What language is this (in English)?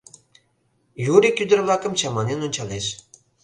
Mari